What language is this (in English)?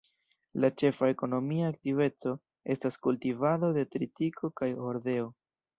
Esperanto